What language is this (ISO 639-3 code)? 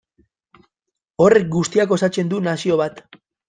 eus